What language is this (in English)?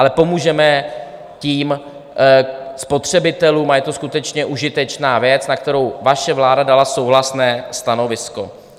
Czech